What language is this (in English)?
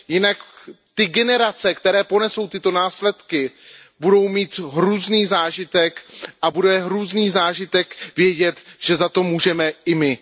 Czech